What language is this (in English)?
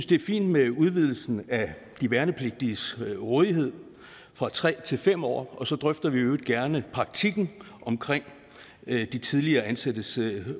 Danish